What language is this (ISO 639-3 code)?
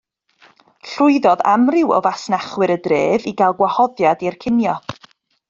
cym